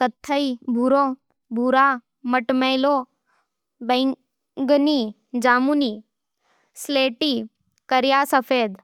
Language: Nimadi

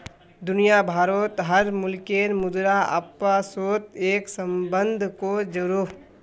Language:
Magahi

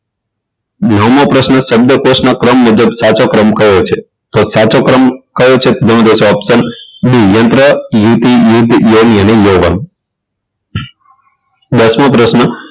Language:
Gujarati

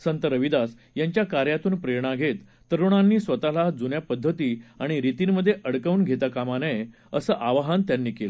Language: Marathi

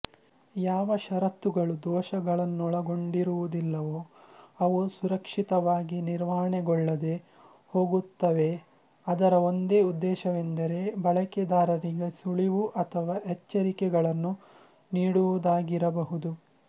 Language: Kannada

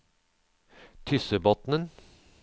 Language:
Norwegian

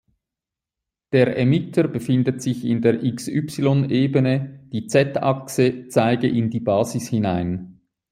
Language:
German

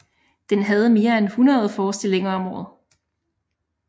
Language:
Danish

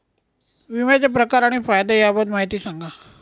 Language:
Marathi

